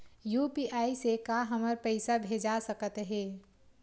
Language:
Chhattisgarhi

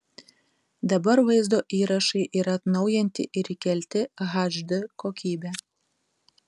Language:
Lithuanian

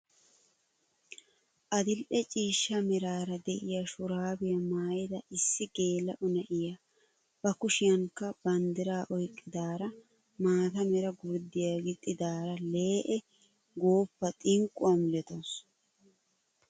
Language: Wolaytta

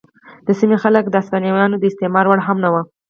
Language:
Pashto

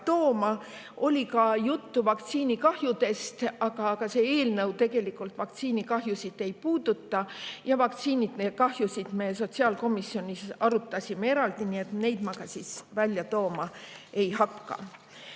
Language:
Estonian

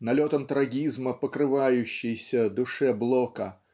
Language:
Russian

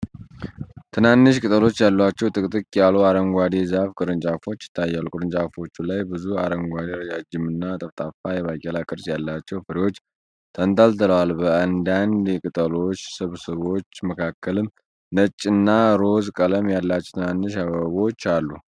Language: Amharic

